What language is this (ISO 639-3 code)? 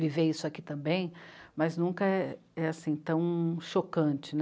por